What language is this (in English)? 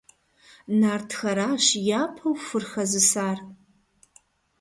Kabardian